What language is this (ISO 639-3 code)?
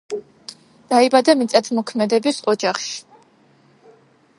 kat